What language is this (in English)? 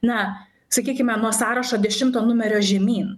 Lithuanian